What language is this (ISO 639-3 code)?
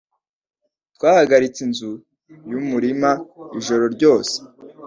kin